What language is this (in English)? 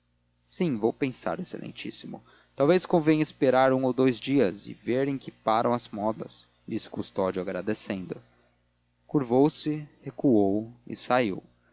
Portuguese